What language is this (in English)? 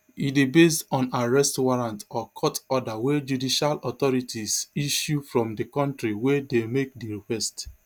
Nigerian Pidgin